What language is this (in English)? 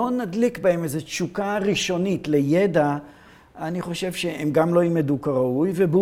Hebrew